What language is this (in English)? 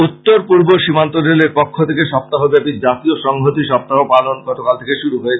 Bangla